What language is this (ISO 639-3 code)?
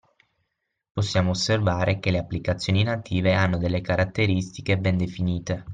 ita